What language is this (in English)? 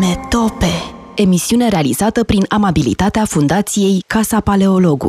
Romanian